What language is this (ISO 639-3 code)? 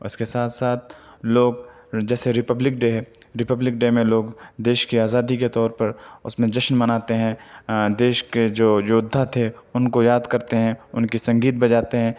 urd